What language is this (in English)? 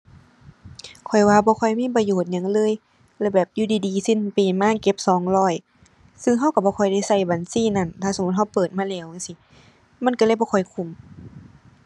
Thai